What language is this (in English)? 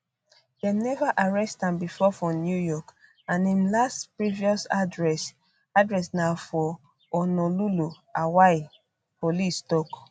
Nigerian Pidgin